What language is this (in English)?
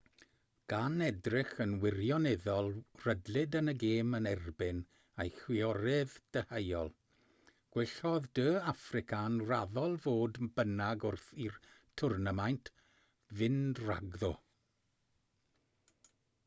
Welsh